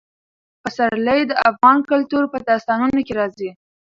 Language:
Pashto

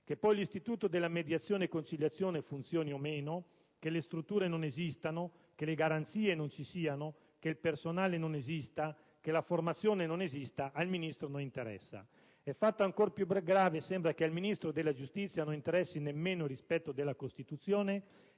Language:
Italian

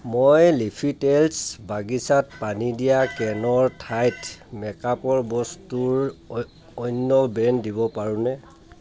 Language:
Assamese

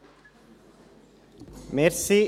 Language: Swiss German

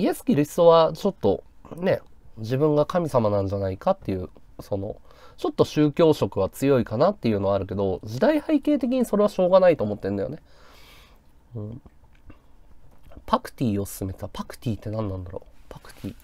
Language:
Japanese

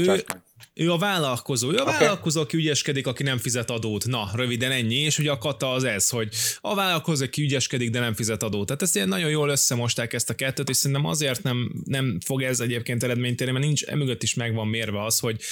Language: Hungarian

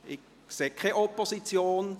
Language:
Swiss German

